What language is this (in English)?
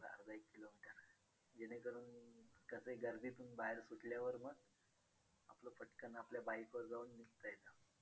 Marathi